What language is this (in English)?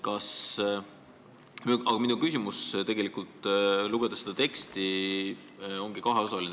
Estonian